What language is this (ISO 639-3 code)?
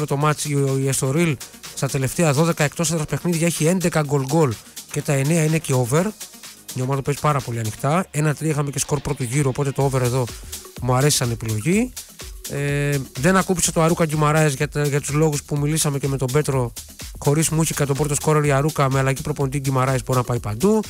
ell